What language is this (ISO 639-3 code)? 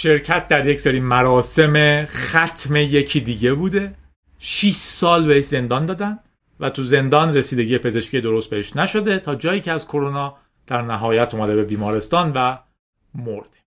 fas